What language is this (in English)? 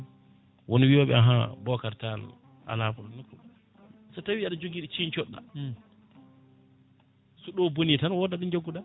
Fula